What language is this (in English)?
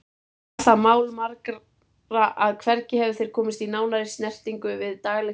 Icelandic